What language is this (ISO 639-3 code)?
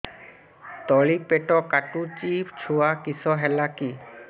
ori